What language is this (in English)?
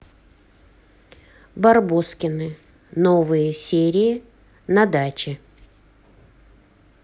Russian